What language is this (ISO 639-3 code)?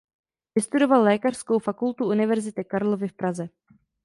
ces